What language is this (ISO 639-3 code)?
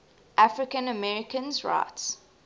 eng